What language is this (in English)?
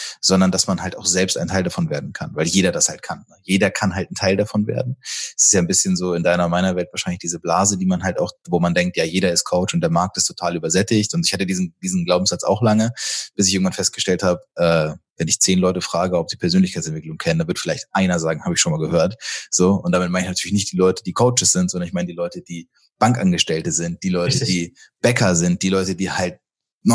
German